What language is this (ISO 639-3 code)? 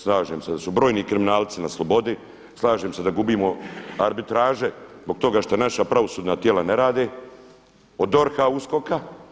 hrv